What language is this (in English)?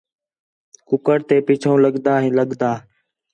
Khetrani